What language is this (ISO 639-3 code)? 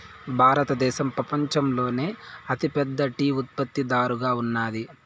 tel